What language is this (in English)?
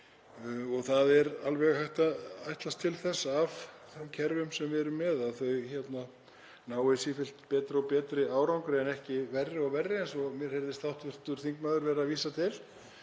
Icelandic